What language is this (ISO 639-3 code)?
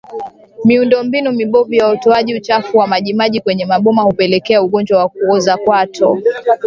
swa